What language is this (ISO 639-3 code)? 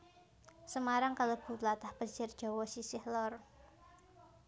jav